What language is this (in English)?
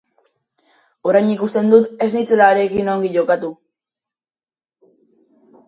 Basque